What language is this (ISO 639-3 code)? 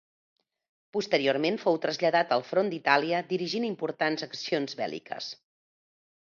cat